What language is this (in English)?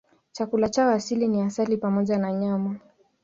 Swahili